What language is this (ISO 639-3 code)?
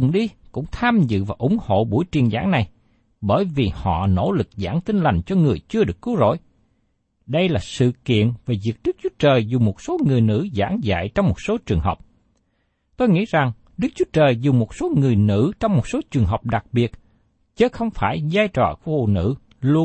vie